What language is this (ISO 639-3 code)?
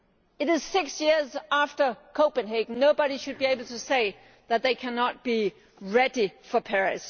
eng